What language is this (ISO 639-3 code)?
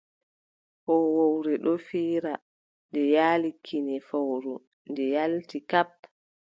fub